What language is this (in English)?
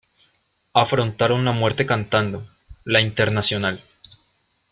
Spanish